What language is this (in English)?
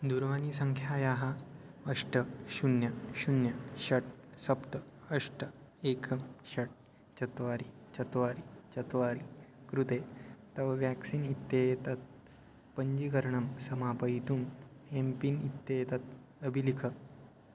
Sanskrit